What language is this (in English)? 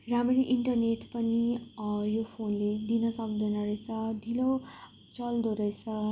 Nepali